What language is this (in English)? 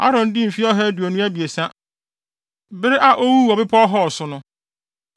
Akan